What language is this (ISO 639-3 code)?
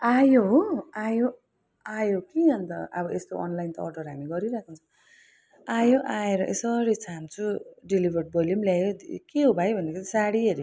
nep